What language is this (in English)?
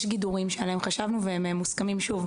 Hebrew